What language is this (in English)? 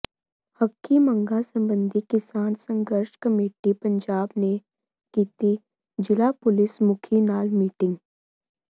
Punjabi